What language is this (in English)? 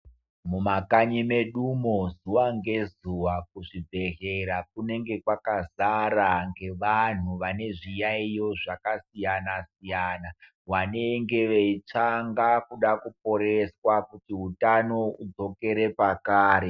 Ndau